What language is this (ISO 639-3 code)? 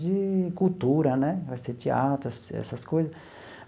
por